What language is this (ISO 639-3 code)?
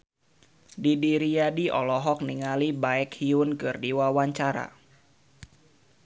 sun